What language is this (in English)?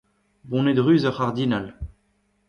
Breton